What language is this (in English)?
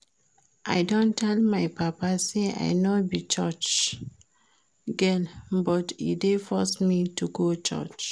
Nigerian Pidgin